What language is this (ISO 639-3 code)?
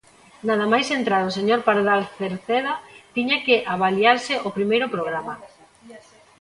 glg